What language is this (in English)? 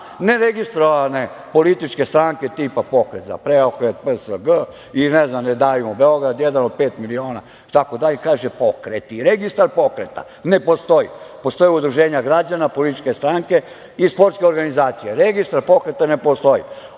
Serbian